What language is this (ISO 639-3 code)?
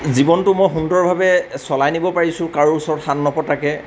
asm